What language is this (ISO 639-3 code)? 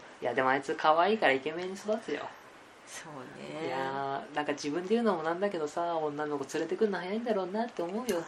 jpn